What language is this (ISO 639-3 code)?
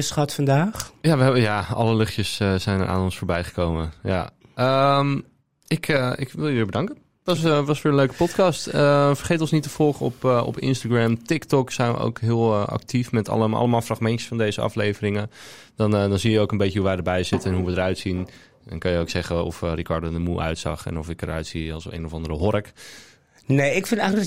nld